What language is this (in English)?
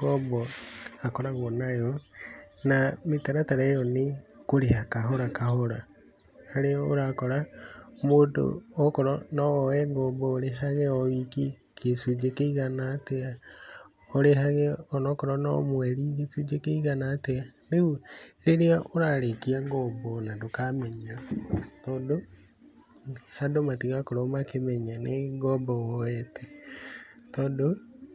Kikuyu